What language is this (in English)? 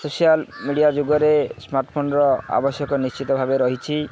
Odia